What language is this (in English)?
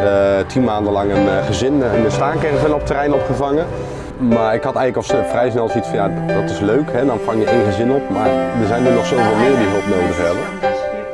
Dutch